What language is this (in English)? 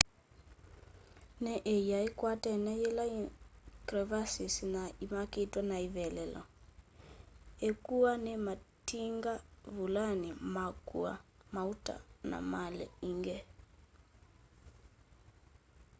Kamba